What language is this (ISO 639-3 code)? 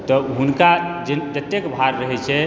mai